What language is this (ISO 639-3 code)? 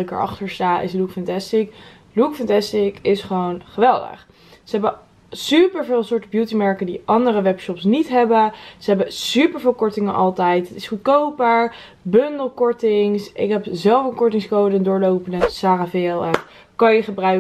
nld